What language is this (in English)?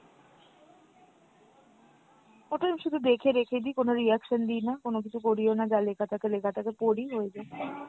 Bangla